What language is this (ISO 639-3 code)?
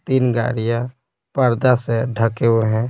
hin